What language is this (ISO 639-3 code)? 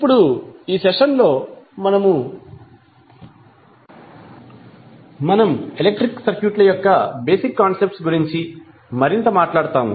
tel